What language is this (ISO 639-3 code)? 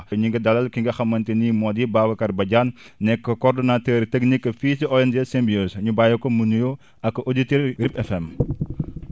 wol